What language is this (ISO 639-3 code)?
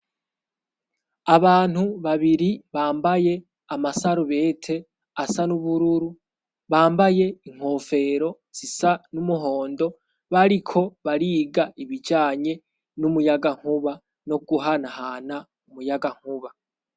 run